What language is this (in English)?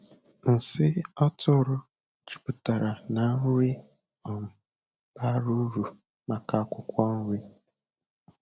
Igbo